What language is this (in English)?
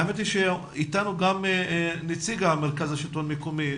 Hebrew